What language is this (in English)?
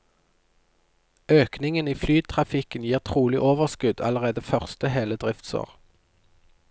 Norwegian